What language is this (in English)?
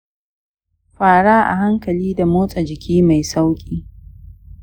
Hausa